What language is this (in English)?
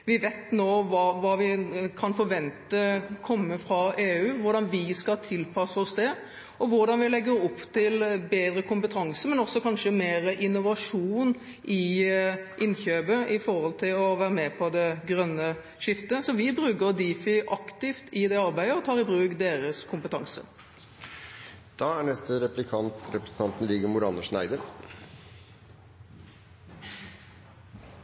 Norwegian